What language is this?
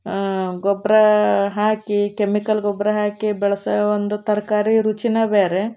Kannada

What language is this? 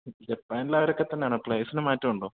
Malayalam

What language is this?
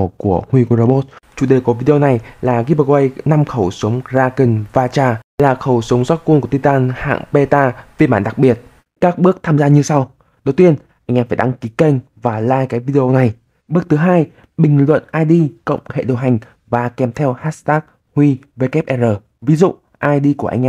Vietnamese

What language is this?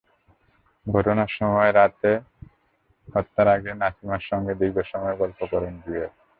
Bangla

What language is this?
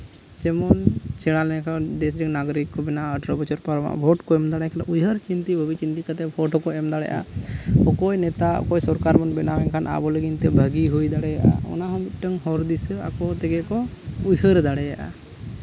Santali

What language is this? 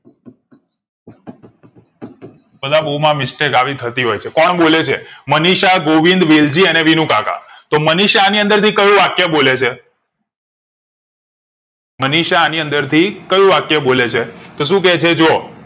Gujarati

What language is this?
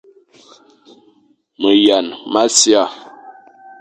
Fang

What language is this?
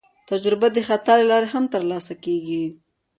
Pashto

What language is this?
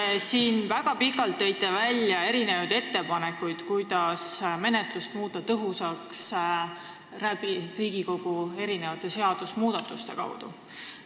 Estonian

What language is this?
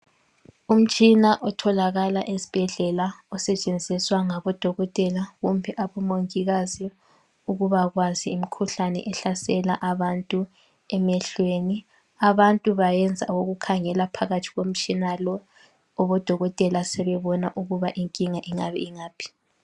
North Ndebele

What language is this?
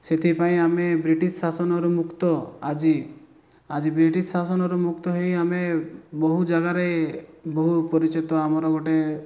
Odia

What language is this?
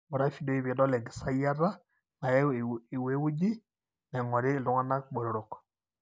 Masai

